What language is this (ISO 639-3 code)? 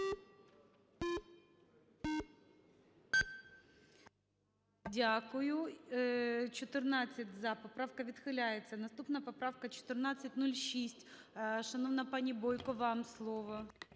ukr